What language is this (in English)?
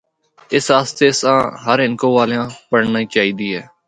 Northern Hindko